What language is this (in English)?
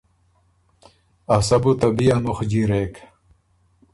Ormuri